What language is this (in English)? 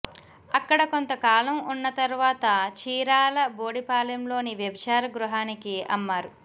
Telugu